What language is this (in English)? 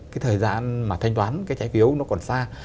Vietnamese